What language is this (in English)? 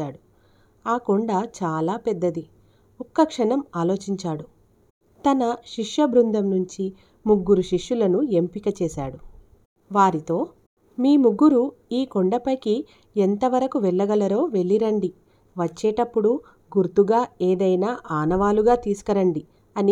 Telugu